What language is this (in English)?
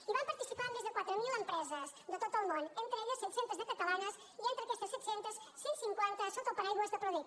Catalan